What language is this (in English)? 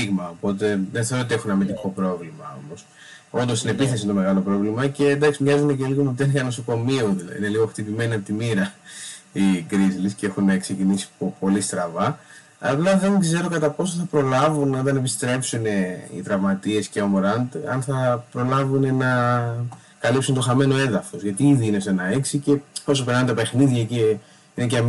Greek